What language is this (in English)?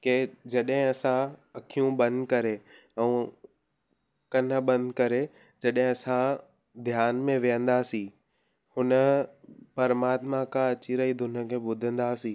Sindhi